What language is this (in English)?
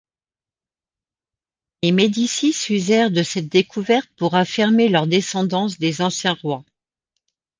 French